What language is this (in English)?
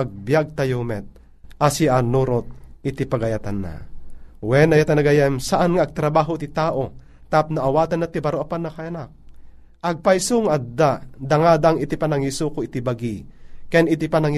Filipino